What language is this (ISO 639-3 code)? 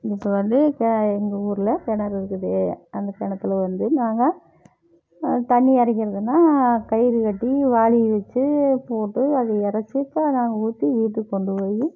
tam